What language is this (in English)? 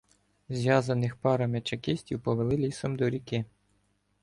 Ukrainian